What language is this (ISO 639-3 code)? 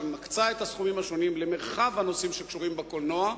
heb